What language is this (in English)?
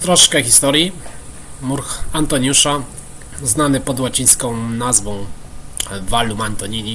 Polish